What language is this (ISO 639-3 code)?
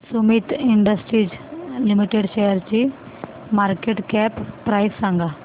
mar